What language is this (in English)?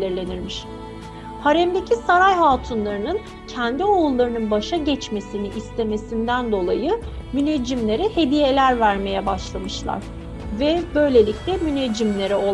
Turkish